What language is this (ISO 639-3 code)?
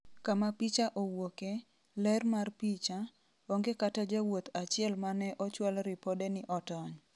luo